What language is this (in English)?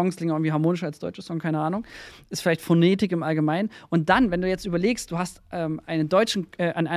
German